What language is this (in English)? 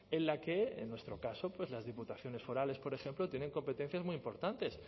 Spanish